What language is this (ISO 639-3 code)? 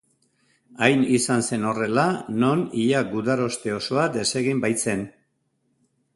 eus